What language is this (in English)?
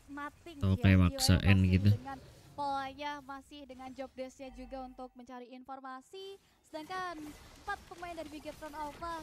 Indonesian